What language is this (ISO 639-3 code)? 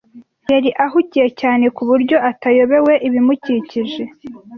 kin